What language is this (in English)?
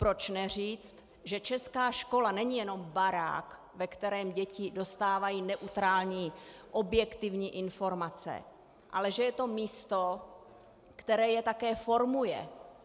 Czech